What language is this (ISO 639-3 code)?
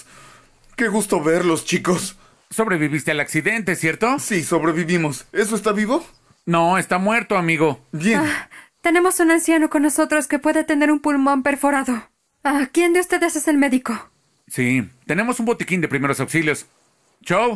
spa